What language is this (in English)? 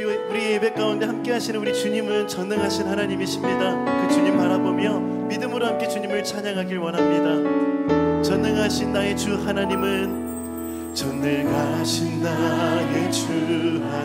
Korean